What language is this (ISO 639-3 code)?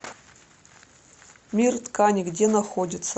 rus